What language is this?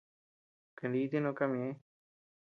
Tepeuxila Cuicatec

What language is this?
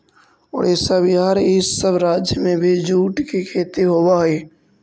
Magahi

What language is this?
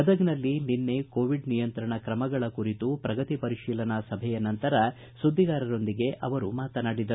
Kannada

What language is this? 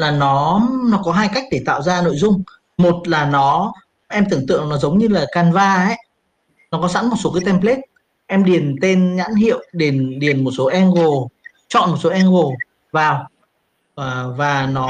Vietnamese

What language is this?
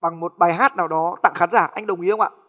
Vietnamese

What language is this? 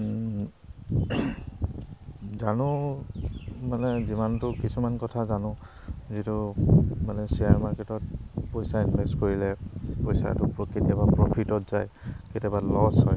Assamese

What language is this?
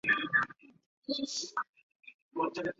Chinese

